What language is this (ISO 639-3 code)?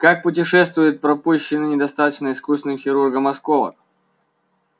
rus